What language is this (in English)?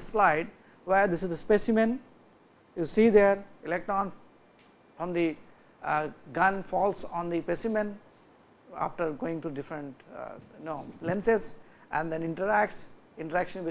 English